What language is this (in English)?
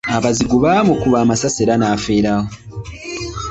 Ganda